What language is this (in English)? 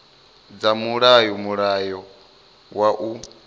Venda